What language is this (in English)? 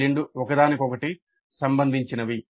Telugu